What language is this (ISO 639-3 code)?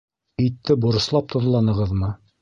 bak